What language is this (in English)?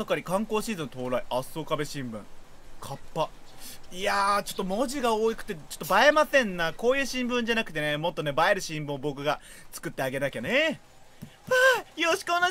Japanese